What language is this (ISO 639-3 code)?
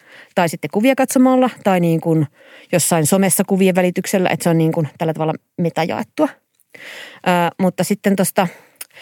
fin